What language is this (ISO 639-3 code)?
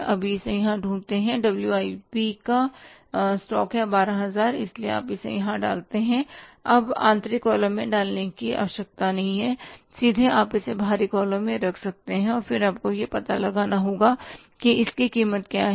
hin